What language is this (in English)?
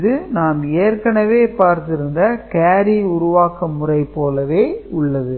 Tamil